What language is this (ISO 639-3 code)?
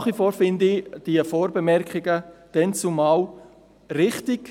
gsw